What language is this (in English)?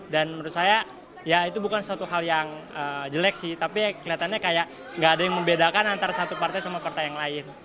Indonesian